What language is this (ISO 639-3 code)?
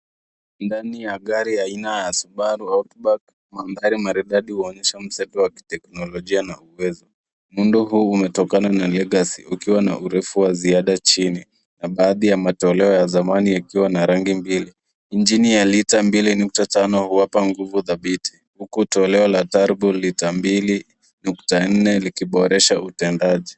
swa